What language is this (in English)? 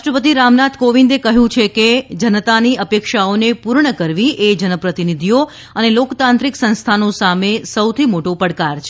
Gujarati